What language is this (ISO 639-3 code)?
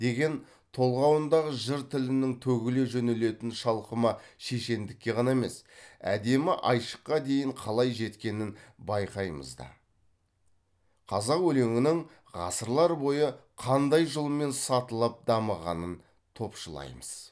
kaz